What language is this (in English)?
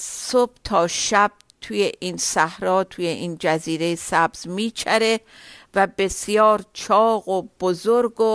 Persian